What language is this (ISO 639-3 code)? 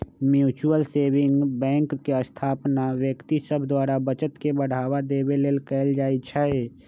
mag